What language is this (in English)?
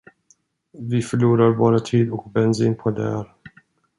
Swedish